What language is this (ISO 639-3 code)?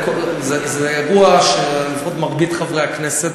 heb